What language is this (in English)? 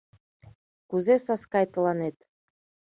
Mari